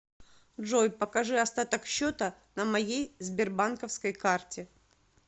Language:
Russian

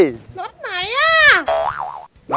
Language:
Thai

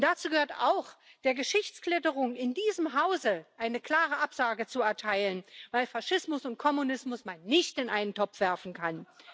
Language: German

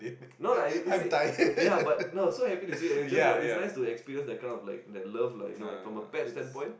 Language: English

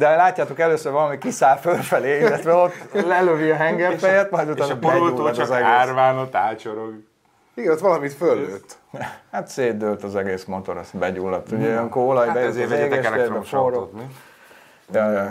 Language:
Hungarian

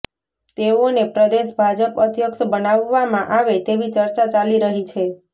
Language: Gujarati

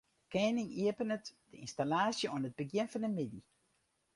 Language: Western Frisian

